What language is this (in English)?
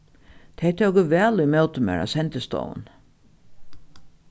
Faroese